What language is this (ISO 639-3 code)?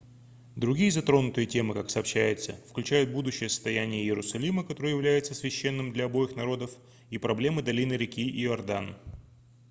rus